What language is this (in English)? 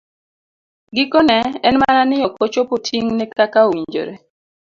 Luo (Kenya and Tanzania)